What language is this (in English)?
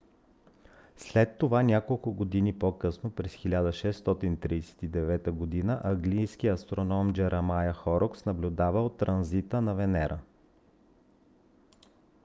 Bulgarian